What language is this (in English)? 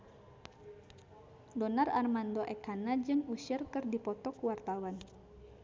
Sundanese